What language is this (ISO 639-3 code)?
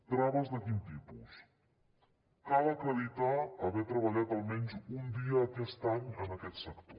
cat